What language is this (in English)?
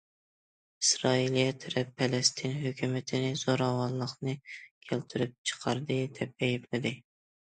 Uyghur